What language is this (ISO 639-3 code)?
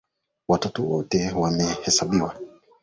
swa